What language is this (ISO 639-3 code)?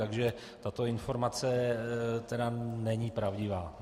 ces